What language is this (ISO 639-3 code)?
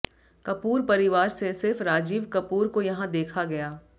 hin